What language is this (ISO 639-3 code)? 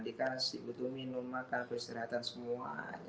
ind